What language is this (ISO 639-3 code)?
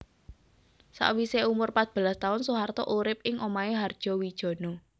jav